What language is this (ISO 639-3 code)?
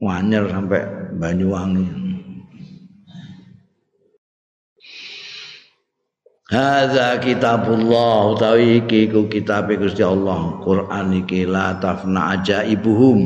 ind